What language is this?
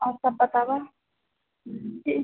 Maithili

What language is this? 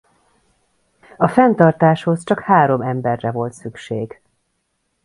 Hungarian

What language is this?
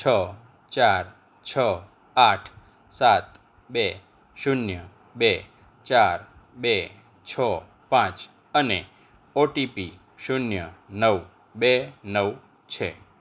Gujarati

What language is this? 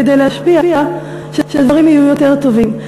Hebrew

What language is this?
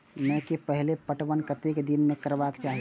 Maithili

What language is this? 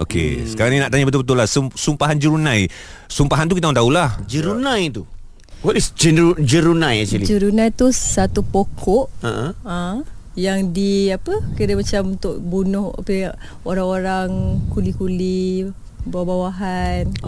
Malay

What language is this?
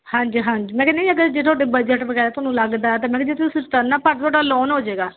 Punjabi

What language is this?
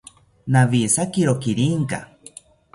South Ucayali Ashéninka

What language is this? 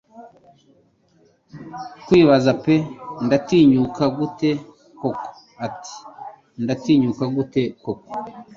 Kinyarwanda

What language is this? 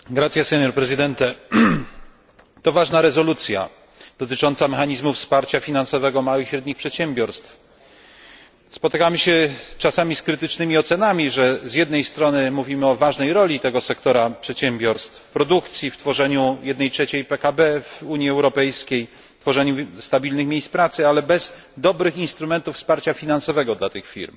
Polish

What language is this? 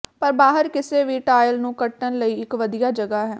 Punjabi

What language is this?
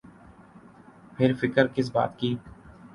Urdu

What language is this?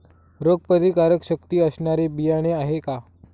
Marathi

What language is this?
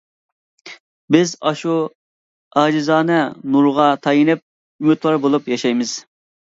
Uyghur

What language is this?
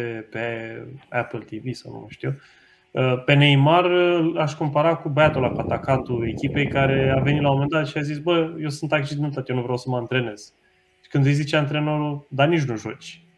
Romanian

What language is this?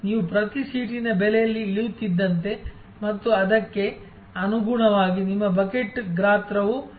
Kannada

